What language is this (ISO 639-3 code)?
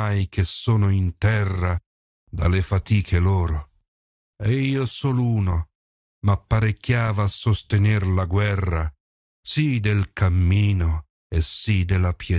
ita